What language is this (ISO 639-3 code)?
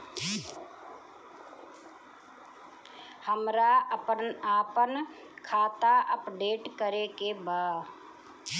bho